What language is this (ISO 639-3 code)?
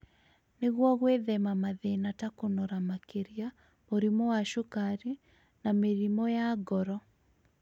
kik